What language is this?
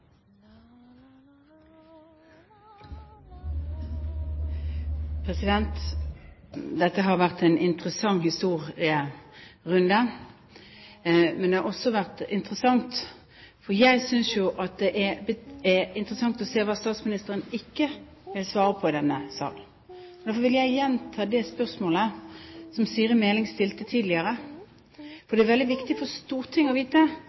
Norwegian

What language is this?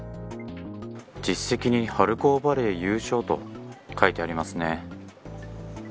Japanese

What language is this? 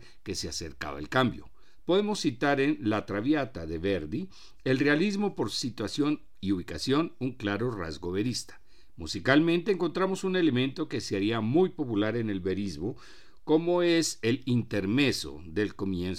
Spanish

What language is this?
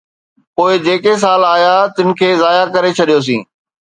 Sindhi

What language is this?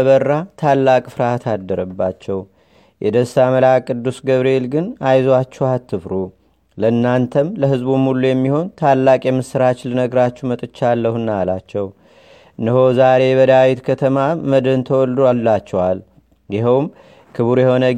Amharic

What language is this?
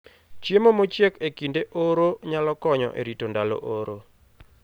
Luo (Kenya and Tanzania)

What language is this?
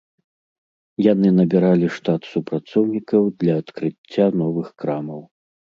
Belarusian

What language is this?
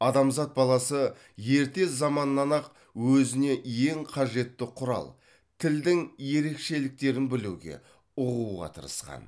Kazakh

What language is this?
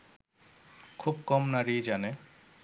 Bangla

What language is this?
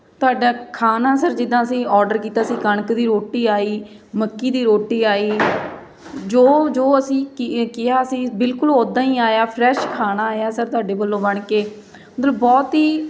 Punjabi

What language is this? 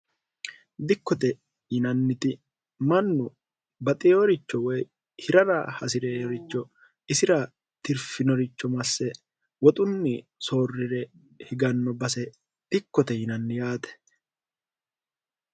Sidamo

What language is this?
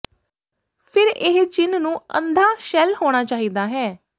Punjabi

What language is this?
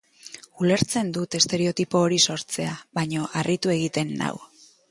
Basque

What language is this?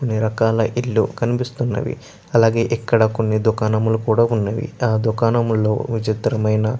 Telugu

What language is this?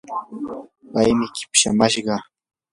Yanahuanca Pasco Quechua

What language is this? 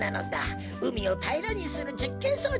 Japanese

